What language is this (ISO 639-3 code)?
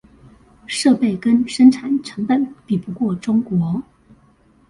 zho